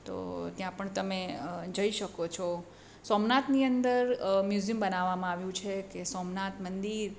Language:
Gujarati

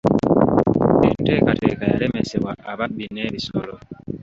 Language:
Ganda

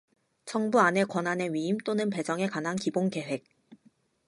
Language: Korean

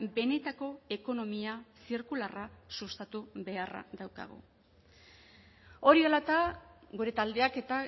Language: Basque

